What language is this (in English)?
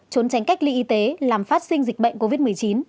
Vietnamese